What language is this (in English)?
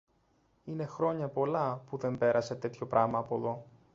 Greek